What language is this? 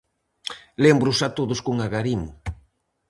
Galician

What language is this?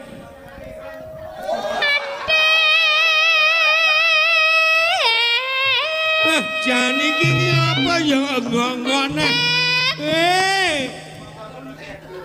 Indonesian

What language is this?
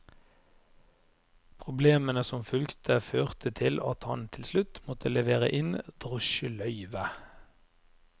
Norwegian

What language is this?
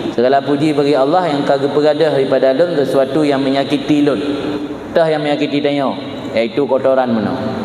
Malay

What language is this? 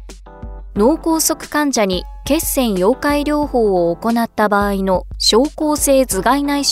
Japanese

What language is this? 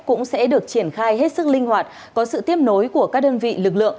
Vietnamese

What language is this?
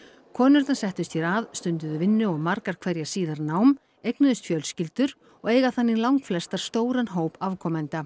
Icelandic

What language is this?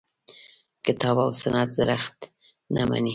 Pashto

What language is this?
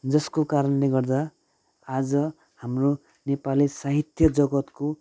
Nepali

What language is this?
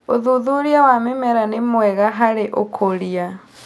Kikuyu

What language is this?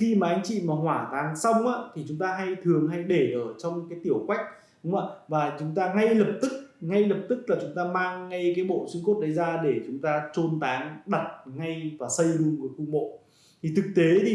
Vietnamese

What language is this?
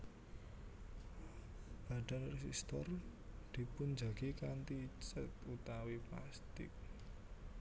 Javanese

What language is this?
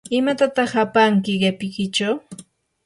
Yanahuanca Pasco Quechua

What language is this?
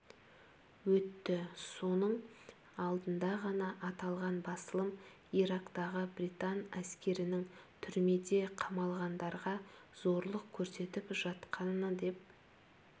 Kazakh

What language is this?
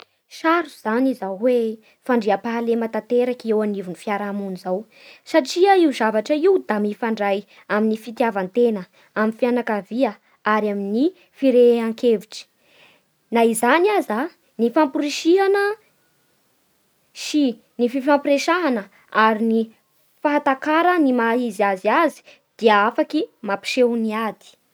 Bara Malagasy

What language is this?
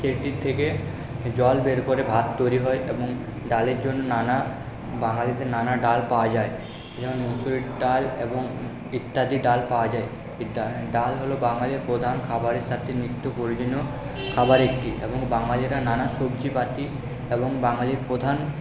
Bangla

